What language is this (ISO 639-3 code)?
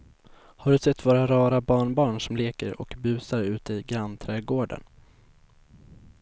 swe